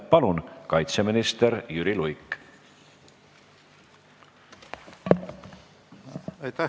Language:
Estonian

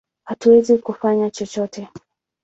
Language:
Swahili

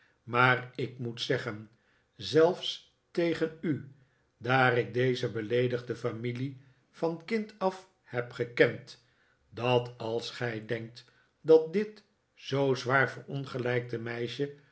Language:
Dutch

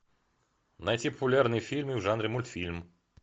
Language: Russian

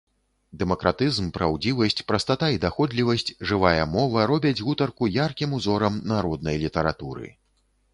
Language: Belarusian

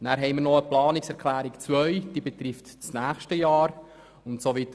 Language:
Swiss German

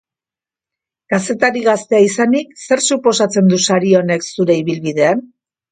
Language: Basque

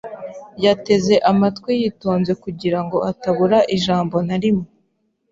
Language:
Kinyarwanda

